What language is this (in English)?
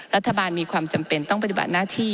Thai